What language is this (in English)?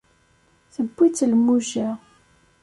Kabyle